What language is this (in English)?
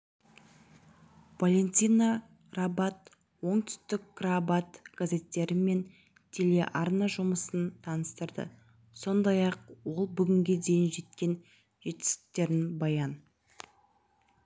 Kazakh